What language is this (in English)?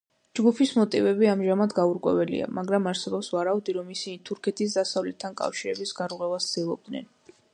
Georgian